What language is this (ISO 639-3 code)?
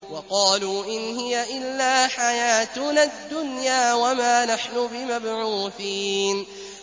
ara